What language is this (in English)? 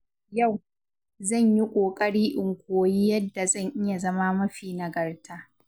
Hausa